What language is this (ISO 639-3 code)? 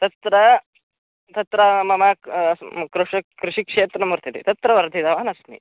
san